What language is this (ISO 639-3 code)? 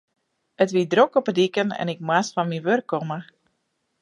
fry